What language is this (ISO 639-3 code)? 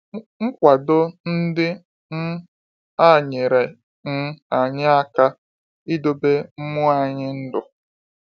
ibo